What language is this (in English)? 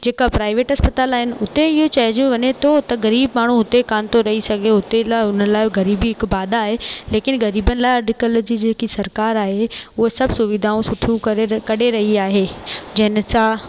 Sindhi